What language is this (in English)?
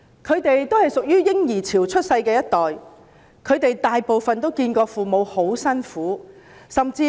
Cantonese